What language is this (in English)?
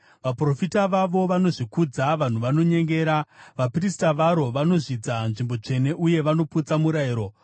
Shona